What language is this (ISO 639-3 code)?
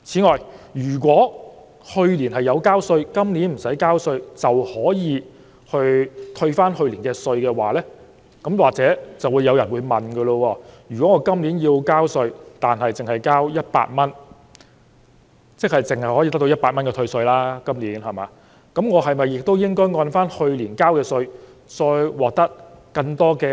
yue